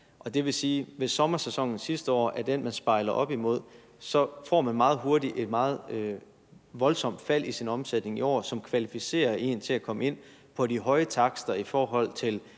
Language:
Danish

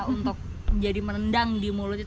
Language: Indonesian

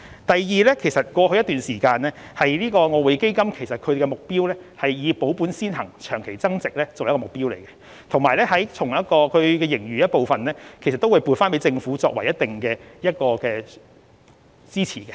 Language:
Cantonese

